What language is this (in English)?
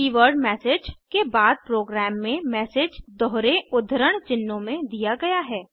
Hindi